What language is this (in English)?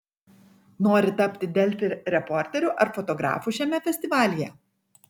Lithuanian